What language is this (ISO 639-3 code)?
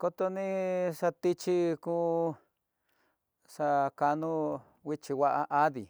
mtx